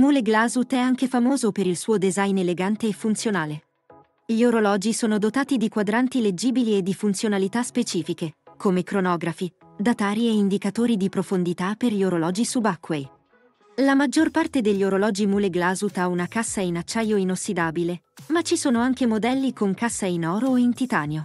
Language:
Italian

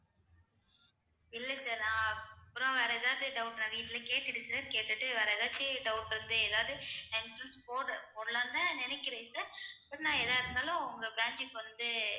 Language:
Tamil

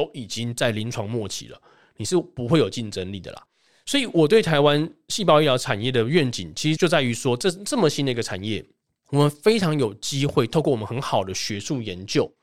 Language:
Chinese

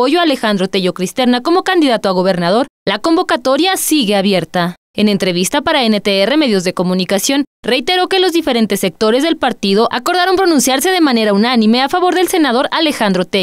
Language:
Spanish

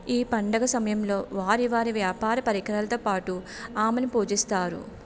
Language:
Telugu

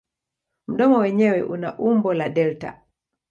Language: Swahili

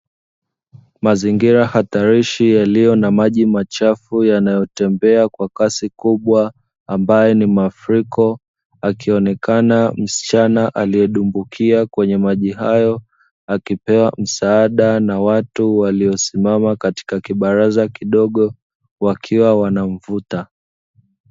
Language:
Swahili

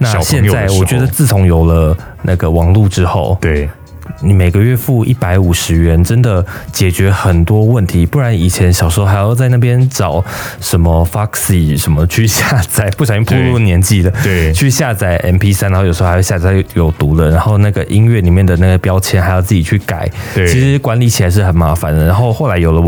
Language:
Chinese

